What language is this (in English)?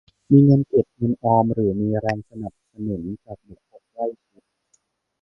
Thai